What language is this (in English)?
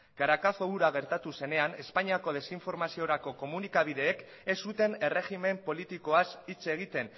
Basque